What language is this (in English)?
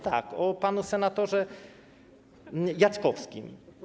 Polish